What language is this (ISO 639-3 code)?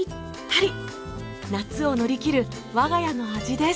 jpn